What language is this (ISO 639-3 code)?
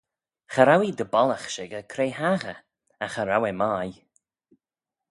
glv